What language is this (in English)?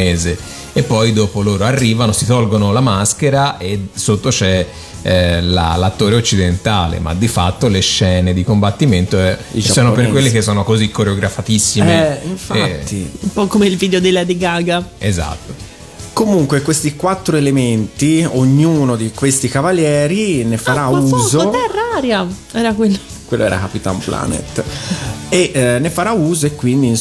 Italian